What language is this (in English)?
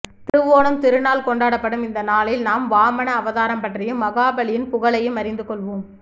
Tamil